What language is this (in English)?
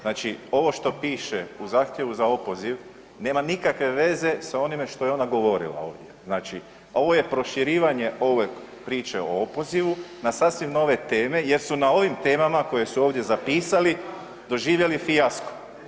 Croatian